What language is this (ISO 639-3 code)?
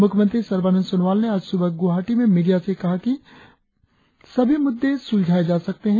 hin